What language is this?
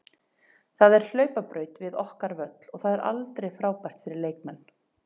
Icelandic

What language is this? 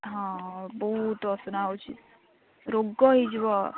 Odia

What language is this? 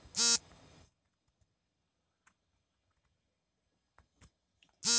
Kannada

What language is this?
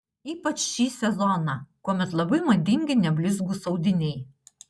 Lithuanian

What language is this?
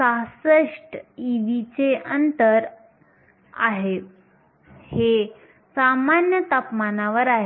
Marathi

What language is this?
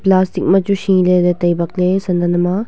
Wancho Naga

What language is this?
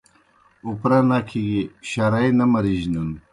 Kohistani Shina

